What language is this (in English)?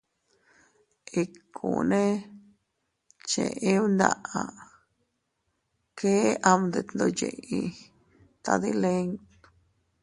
Teutila Cuicatec